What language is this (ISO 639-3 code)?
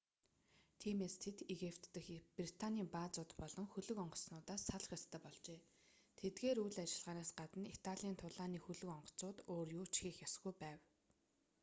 mon